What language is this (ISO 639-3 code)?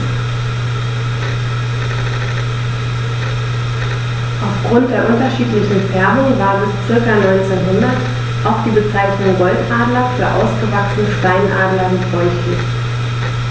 deu